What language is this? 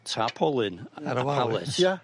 Welsh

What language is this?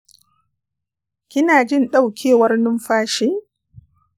Hausa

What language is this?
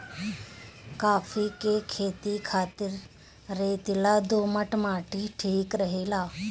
Bhojpuri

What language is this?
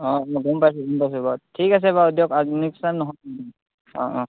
Assamese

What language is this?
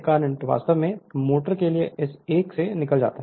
Hindi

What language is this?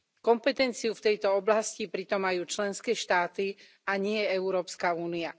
Slovak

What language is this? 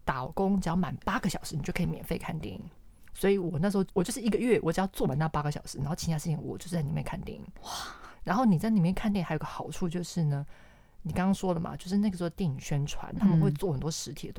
Chinese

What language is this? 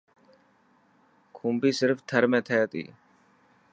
Dhatki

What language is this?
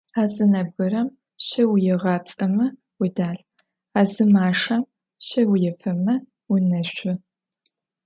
Adyghe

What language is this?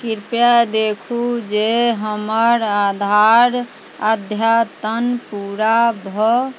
Maithili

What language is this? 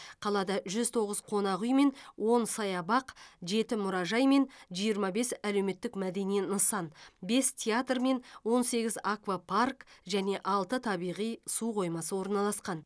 Kazakh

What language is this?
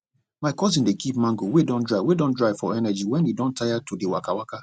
Nigerian Pidgin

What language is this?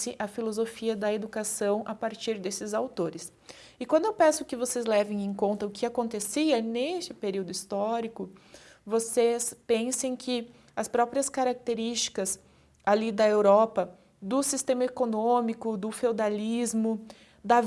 Portuguese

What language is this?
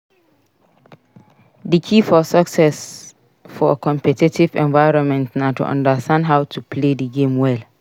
Nigerian Pidgin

